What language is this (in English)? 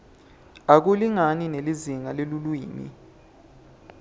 Swati